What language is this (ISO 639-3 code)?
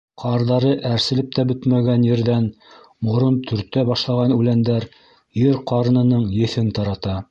bak